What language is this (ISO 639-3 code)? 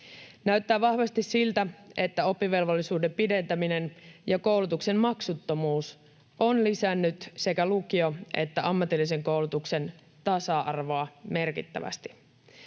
fin